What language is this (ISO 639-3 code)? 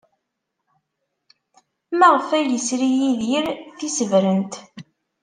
kab